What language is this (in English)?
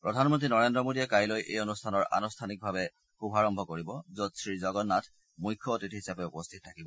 Assamese